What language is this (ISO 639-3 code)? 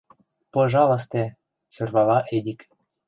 chm